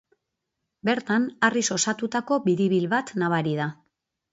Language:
Basque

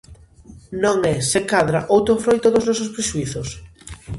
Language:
Galician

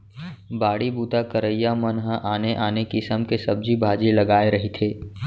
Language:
Chhattisgarhi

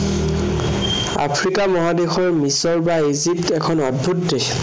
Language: Assamese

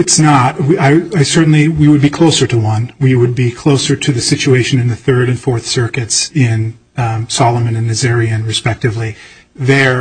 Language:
English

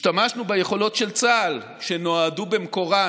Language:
Hebrew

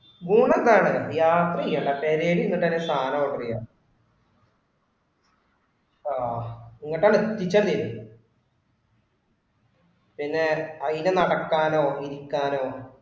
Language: Malayalam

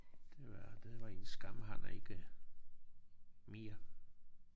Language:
Danish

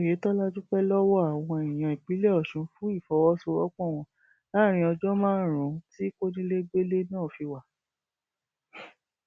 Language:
Yoruba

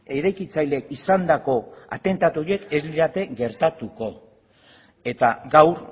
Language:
Basque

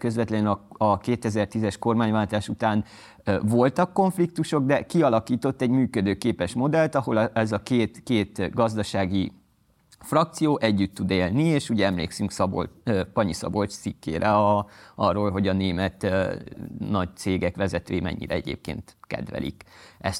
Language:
Hungarian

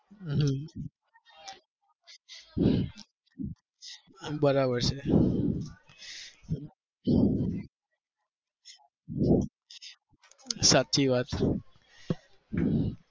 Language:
Gujarati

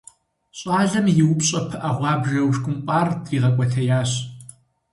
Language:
Kabardian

